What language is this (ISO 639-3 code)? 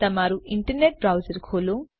guj